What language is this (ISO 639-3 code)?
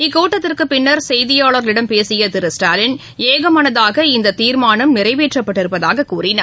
tam